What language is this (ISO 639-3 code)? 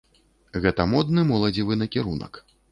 bel